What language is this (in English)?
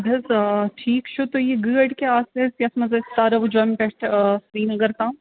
Kashmiri